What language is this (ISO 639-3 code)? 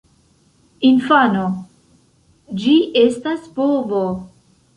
epo